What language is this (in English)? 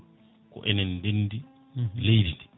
Fula